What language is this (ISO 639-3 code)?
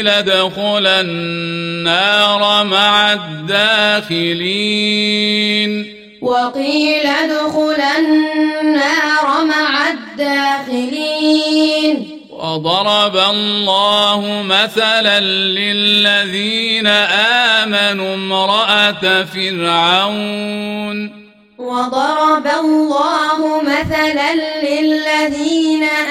ara